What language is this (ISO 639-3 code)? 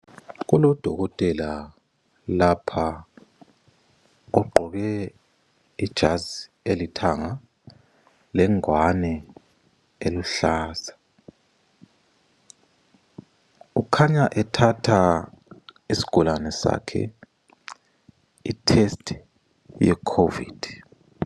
nde